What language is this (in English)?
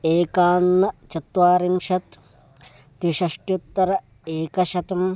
Sanskrit